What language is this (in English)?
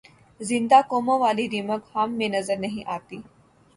Urdu